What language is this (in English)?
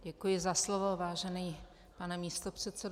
Czech